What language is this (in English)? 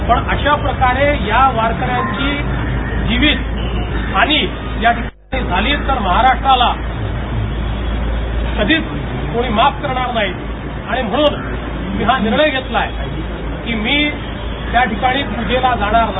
Marathi